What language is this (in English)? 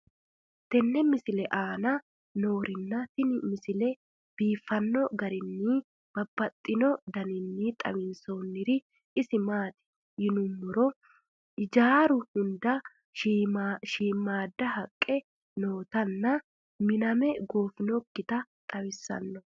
Sidamo